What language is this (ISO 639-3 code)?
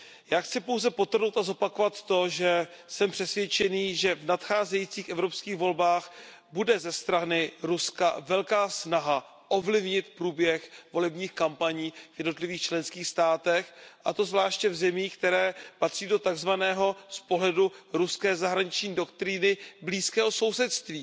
ces